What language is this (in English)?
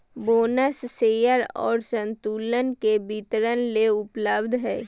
Magahi